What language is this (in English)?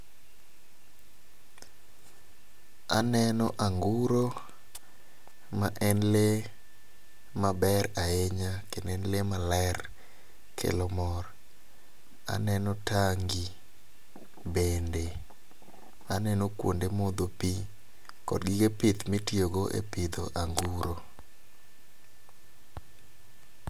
Luo (Kenya and Tanzania)